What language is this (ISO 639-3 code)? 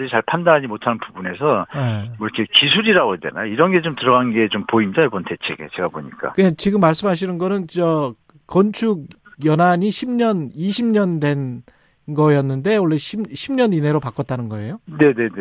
kor